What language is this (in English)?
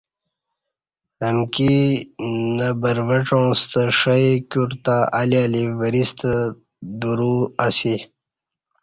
Kati